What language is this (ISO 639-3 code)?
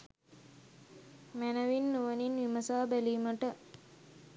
sin